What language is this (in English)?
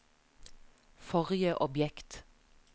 Norwegian